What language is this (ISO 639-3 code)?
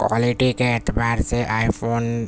urd